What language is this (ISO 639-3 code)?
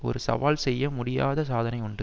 tam